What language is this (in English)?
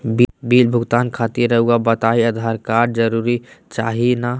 Magahi